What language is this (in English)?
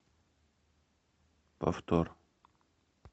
Russian